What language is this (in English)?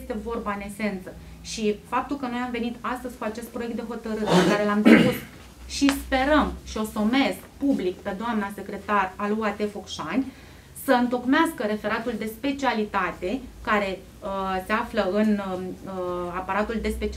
Romanian